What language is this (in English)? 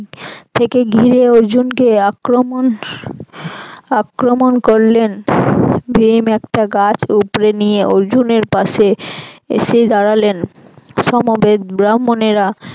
Bangla